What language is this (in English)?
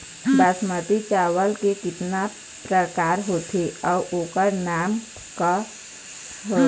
Chhattisgarhi